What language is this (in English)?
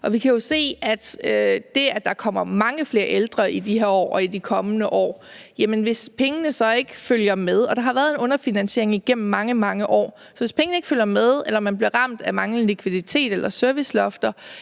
Danish